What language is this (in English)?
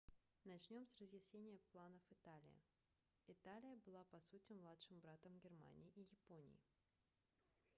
Russian